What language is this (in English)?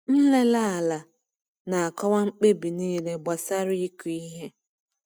Igbo